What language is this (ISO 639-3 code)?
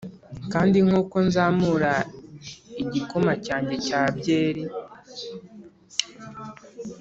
kin